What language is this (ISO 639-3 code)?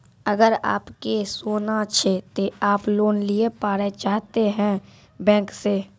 mai